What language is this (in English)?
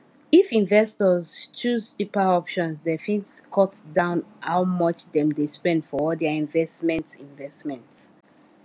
Nigerian Pidgin